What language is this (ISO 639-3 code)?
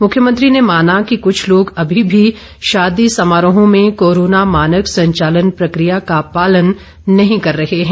hin